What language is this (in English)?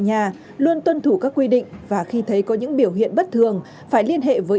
Vietnamese